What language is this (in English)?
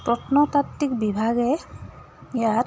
Assamese